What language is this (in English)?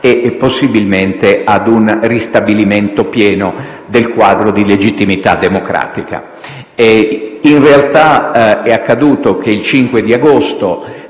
Italian